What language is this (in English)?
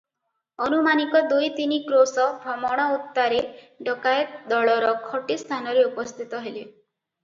Odia